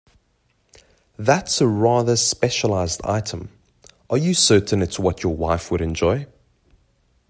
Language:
English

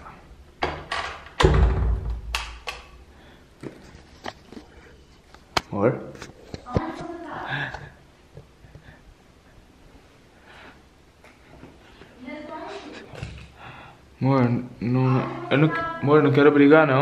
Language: Portuguese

